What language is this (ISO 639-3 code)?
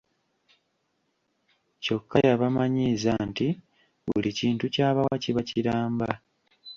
lug